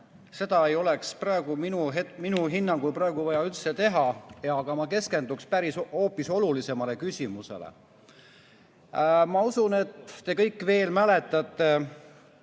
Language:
Estonian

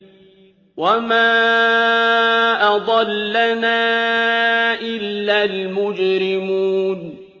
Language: Arabic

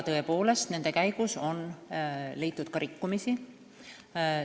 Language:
Estonian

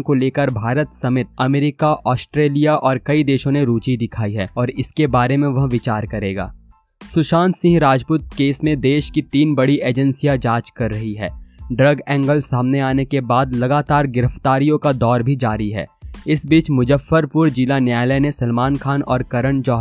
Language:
Hindi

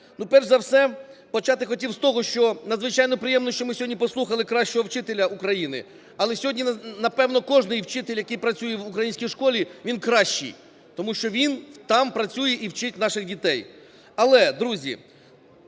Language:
Ukrainian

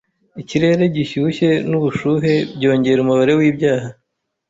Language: Kinyarwanda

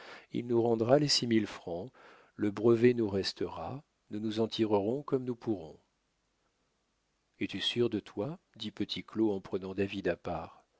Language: French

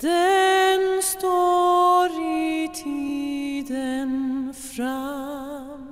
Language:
Norwegian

